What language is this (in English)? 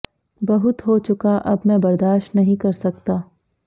Hindi